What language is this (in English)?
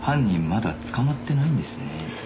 Japanese